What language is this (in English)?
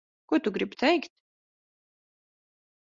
Latvian